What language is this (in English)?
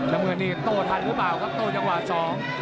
Thai